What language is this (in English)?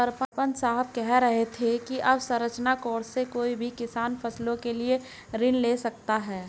Hindi